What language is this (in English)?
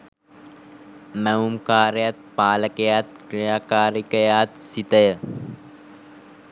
Sinhala